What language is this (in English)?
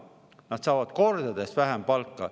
Estonian